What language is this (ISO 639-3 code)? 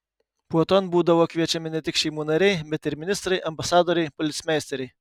lit